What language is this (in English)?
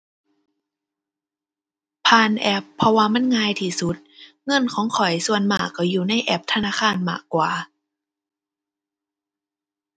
Thai